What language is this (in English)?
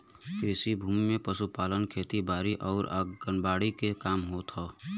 Bhojpuri